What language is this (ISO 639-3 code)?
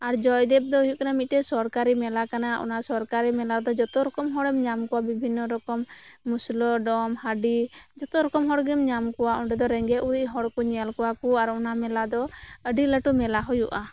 sat